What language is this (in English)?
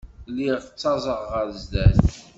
Kabyle